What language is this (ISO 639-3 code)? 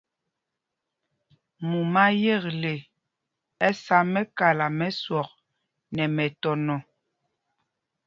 mgg